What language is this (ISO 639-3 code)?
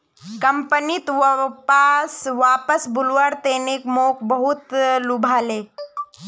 mag